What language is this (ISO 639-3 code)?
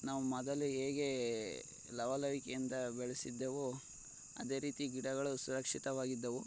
kan